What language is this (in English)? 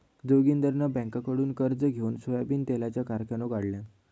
Marathi